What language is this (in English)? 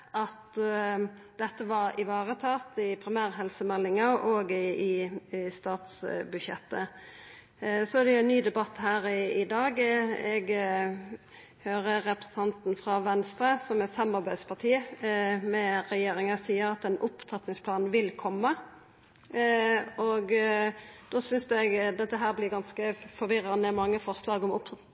Norwegian Nynorsk